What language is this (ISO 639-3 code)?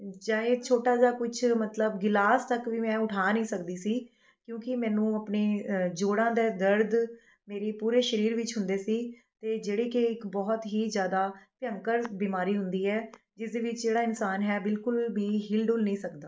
pan